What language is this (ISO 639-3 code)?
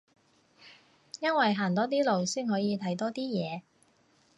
yue